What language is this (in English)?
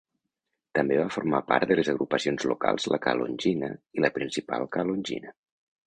Catalan